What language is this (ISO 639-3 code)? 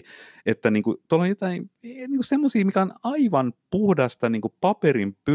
fin